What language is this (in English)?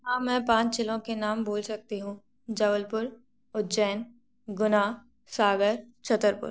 Hindi